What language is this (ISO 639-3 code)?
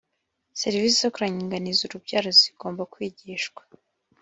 kin